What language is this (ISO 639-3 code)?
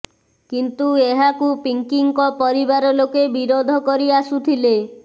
ori